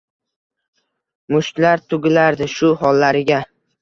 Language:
Uzbek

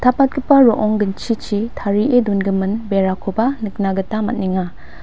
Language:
Garo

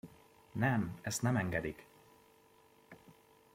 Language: Hungarian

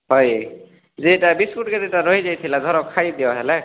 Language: Odia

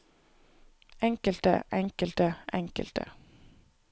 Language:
Norwegian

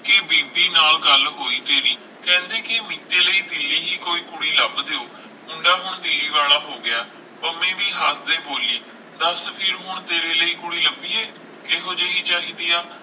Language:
Punjabi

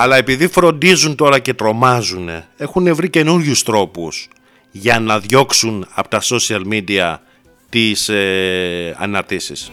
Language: Greek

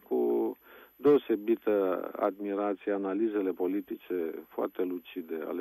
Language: Romanian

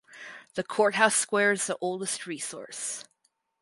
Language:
English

